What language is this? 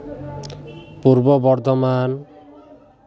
Santali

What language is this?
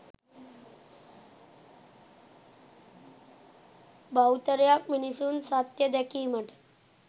Sinhala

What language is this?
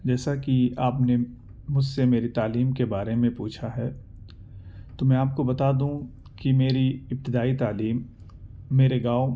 Urdu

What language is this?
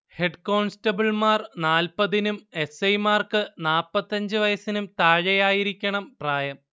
Malayalam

